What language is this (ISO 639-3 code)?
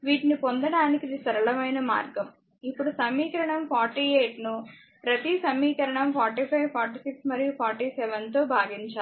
tel